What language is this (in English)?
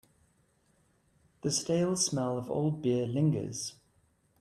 English